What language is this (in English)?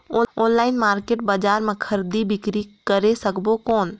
Chhattisgarhi